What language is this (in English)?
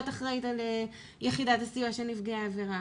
Hebrew